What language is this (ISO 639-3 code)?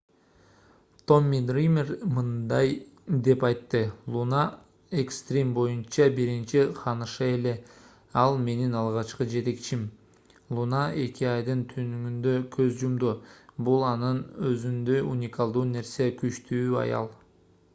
kir